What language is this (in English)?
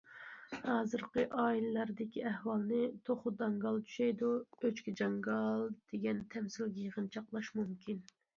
Uyghur